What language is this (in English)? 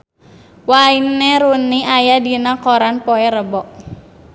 Sundanese